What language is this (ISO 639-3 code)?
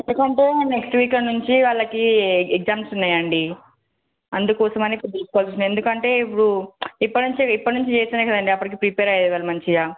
tel